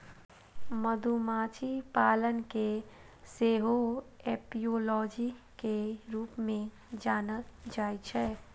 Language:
Maithili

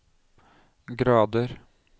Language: Norwegian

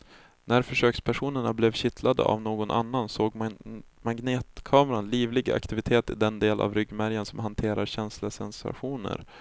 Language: Swedish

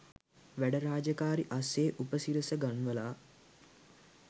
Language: Sinhala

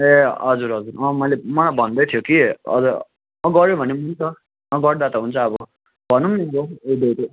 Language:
Nepali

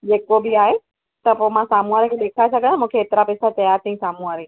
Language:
Sindhi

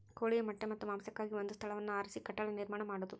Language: Kannada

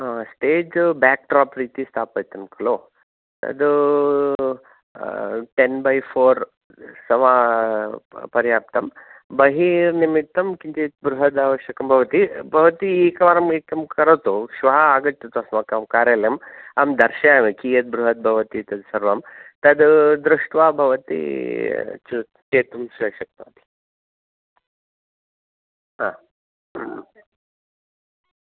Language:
Sanskrit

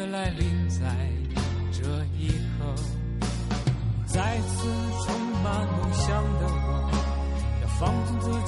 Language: Chinese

